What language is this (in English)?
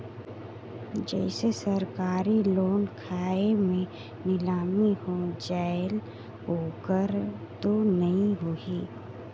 Chhattisgarhi